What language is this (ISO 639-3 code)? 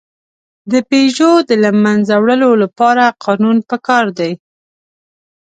pus